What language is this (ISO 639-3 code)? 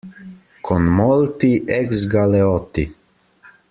ita